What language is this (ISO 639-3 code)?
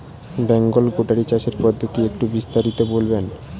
ben